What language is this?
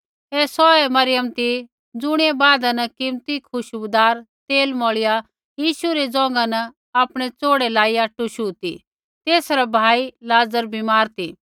Kullu Pahari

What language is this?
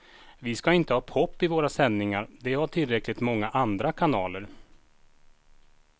Swedish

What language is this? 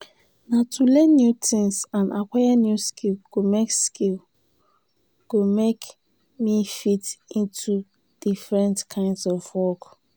Nigerian Pidgin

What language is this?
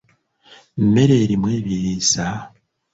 Ganda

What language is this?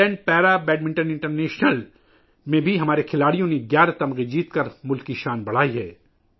Urdu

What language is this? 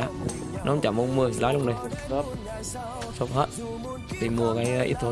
Vietnamese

